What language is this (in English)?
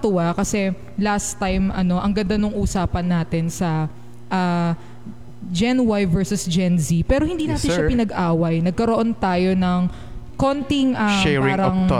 Filipino